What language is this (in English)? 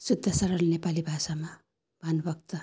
Nepali